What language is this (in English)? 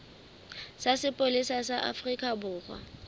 Southern Sotho